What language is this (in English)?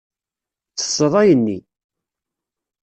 Kabyle